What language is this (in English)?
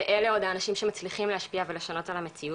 Hebrew